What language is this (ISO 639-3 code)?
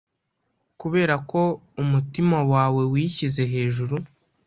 kin